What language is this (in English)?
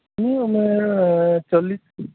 Santali